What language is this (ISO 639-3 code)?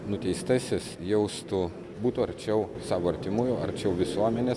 lit